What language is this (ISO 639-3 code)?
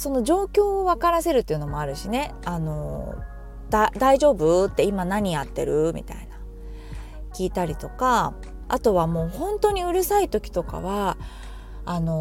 jpn